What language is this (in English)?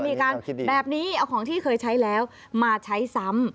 Thai